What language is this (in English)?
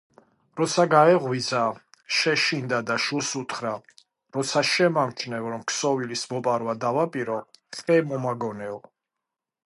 Georgian